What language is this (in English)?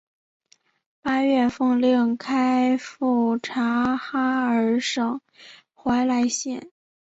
Chinese